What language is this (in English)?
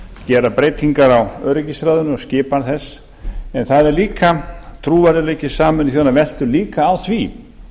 Icelandic